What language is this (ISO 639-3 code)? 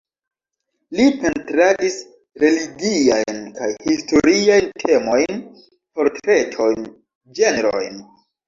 epo